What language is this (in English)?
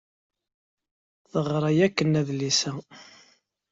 Kabyle